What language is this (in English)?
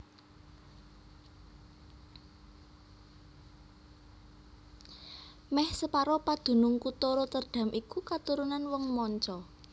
Javanese